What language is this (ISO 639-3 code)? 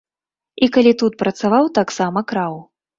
bel